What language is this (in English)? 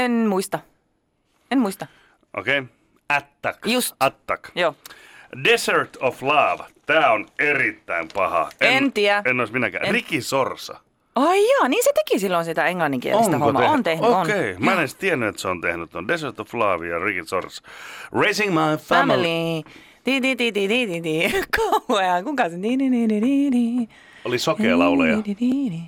Finnish